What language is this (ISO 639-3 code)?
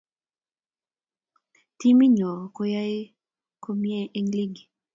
kln